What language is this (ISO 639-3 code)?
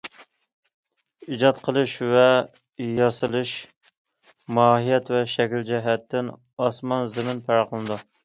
uig